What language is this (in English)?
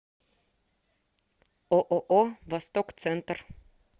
Russian